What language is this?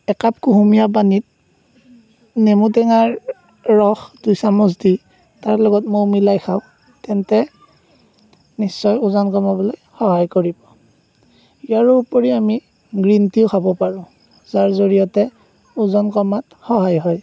Assamese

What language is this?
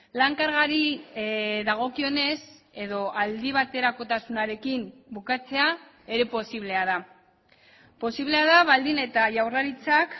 Basque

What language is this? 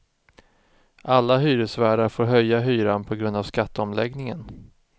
Swedish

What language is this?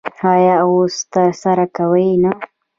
Pashto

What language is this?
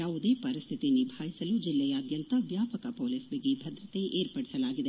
Kannada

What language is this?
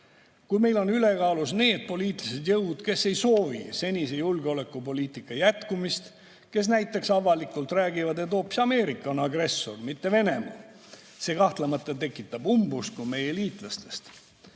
Estonian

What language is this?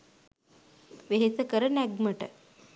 Sinhala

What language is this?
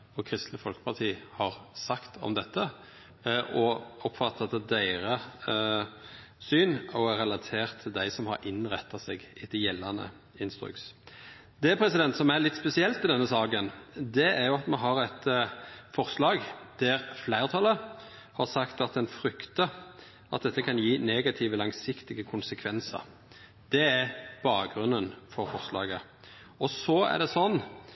Norwegian Nynorsk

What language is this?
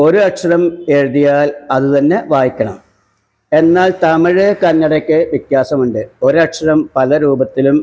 Malayalam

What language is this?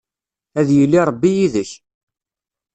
Kabyle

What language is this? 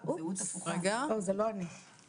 Hebrew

